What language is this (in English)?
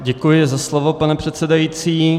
Czech